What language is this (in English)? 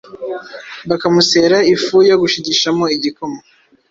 Kinyarwanda